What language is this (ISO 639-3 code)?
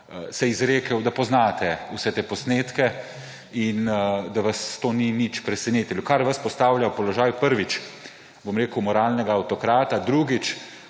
slv